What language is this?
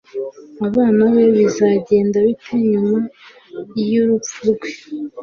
Kinyarwanda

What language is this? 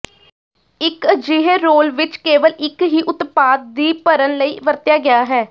Punjabi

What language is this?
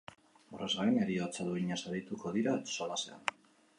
Basque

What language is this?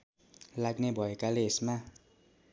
Nepali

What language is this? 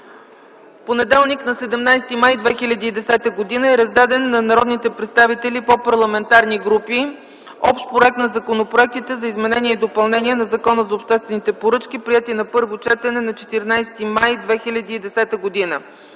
Bulgarian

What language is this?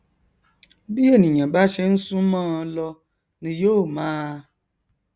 Yoruba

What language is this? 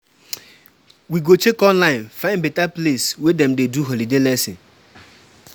Nigerian Pidgin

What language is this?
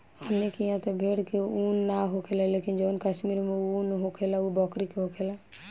Bhojpuri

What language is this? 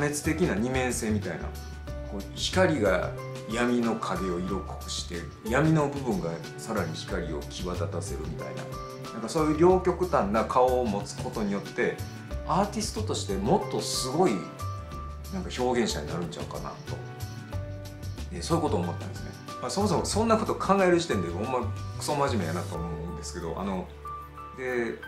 Japanese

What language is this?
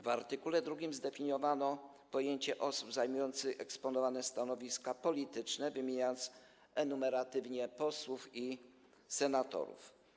Polish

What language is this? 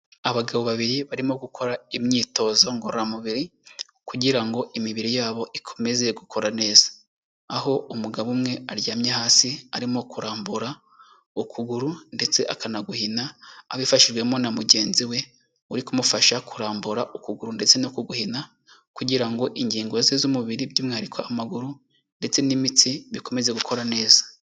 Kinyarwanda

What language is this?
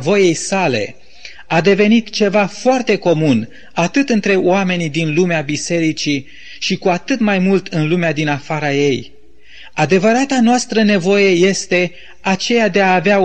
Romanian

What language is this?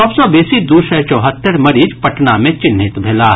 Maithili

